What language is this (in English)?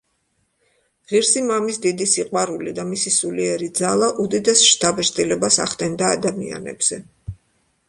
Georgian